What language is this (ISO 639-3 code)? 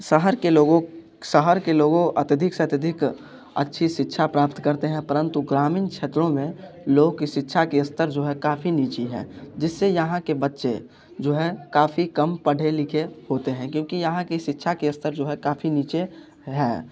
hin